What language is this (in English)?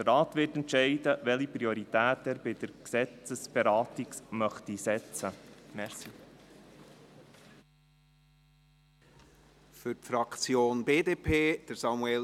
Swiss German